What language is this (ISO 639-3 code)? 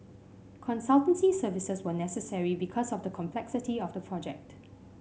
eng